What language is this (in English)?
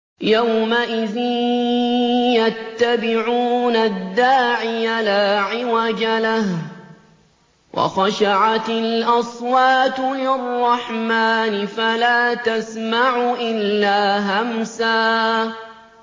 Arabic